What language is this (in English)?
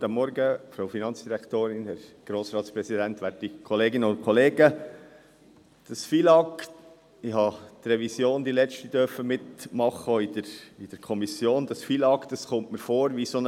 Swiss German